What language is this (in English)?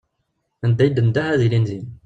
Kabyle